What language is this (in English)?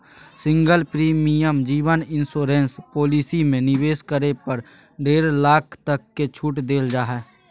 Magahi